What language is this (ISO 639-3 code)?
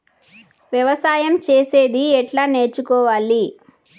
tel